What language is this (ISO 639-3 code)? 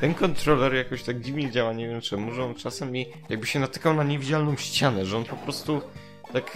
pol